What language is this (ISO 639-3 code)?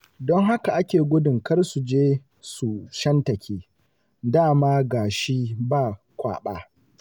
hau